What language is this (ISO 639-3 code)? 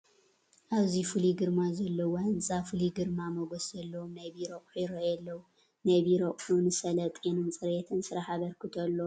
tir